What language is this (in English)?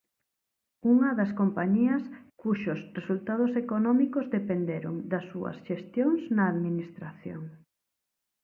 Galician